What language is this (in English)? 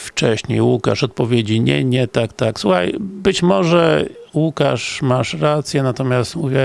Polish